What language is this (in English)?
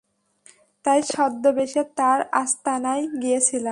Bangla